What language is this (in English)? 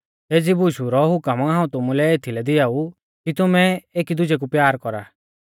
Mahasu Pahari